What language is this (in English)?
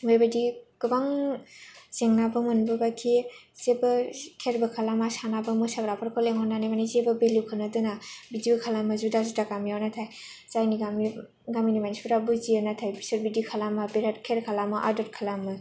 Bodo